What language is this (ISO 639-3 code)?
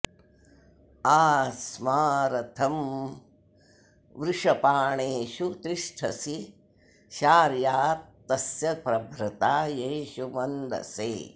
san